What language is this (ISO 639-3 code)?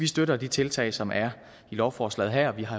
dan